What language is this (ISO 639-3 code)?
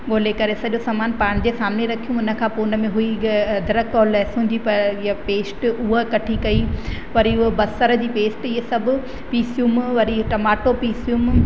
snd